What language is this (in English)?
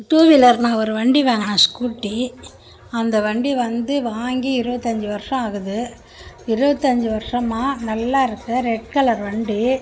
Tamil